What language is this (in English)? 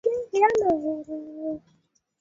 Swahili